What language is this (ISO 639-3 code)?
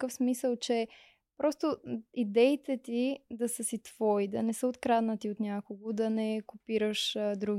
bul